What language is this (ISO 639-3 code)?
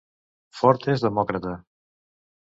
cat